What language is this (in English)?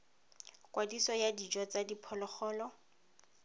Tswana